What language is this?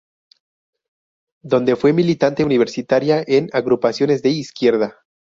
Spanish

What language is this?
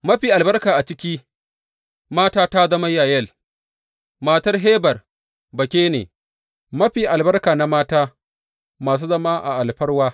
Hausa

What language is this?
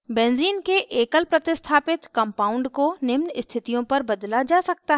Hindi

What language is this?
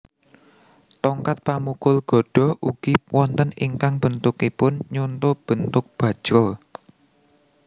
Javanese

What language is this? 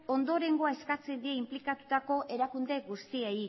Basque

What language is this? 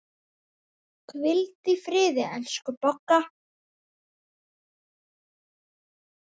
Icelandic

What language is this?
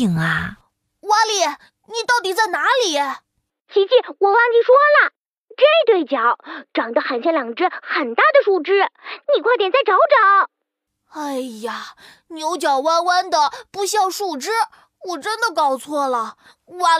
Chinese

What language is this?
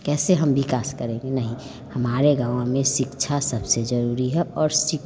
Hindi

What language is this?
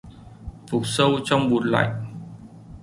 Vietnamese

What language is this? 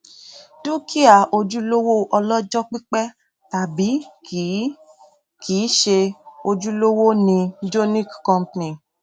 Yoruba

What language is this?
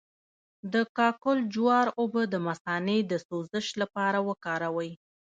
Pashto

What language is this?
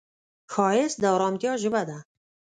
Pashto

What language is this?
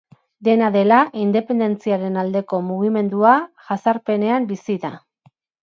Basque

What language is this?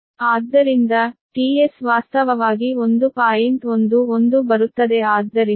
Kannada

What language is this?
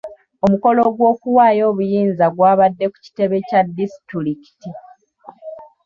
Ganda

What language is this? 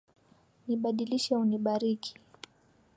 Swahili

